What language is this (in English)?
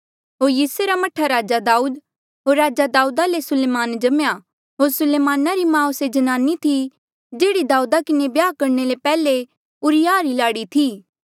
Mandeali